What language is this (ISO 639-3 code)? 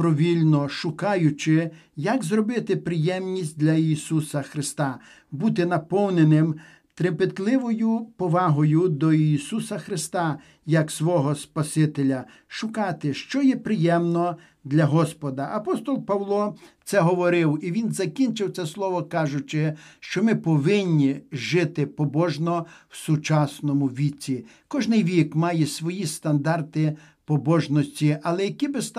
ukr